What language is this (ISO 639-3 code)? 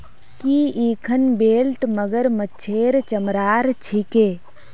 mag